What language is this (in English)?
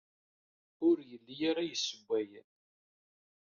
Kabyle